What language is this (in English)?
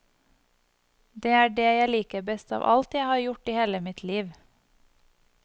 Norwegian